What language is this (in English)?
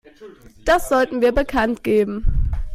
German